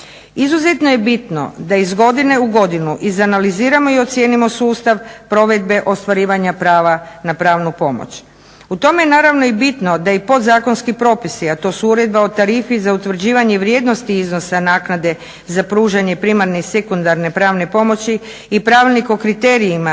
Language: Croatian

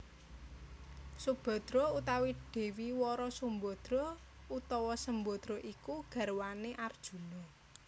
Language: Javanese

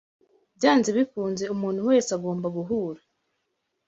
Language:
Kinyarwanda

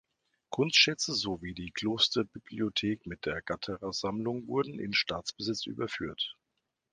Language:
German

